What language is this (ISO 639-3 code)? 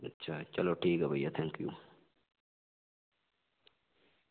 doi